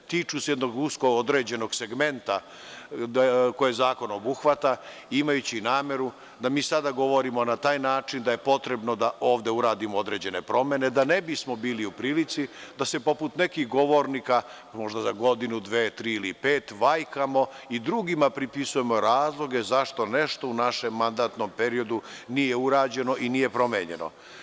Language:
Serbian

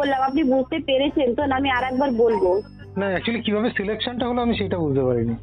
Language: Bangla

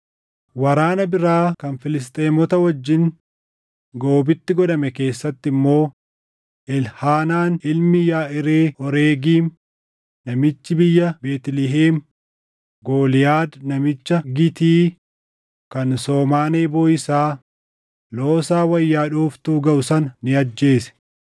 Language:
Oromo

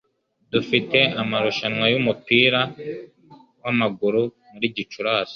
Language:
Kinyarwanda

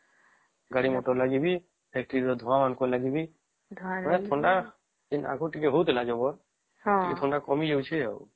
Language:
Odia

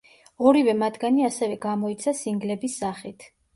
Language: Georgian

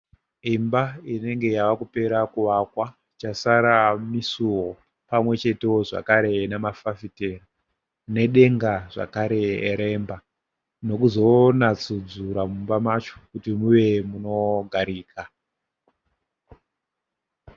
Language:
Shona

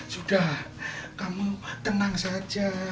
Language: Indonesian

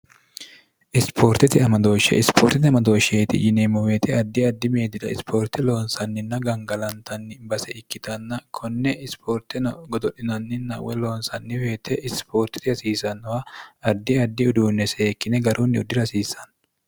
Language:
Sidamo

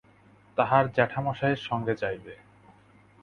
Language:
Bangla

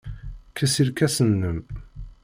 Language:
Kabyle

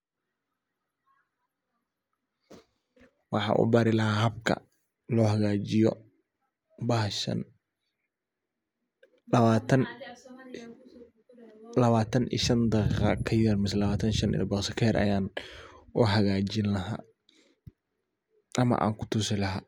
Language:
Somali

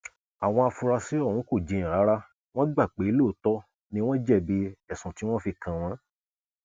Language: Yoruba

